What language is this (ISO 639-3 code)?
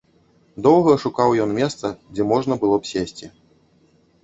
bel